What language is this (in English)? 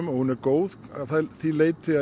Icelandic